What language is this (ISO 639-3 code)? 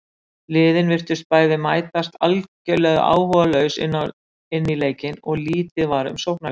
isl